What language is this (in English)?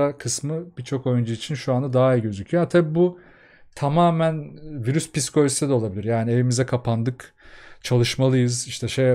Turkish